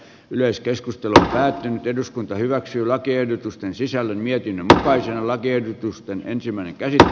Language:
Finnish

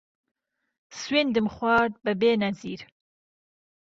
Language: Central Kurdish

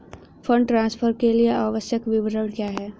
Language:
Hindi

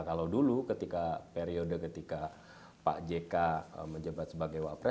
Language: Indonesian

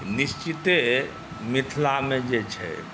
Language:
Maithili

